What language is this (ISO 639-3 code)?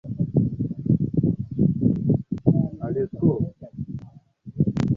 swa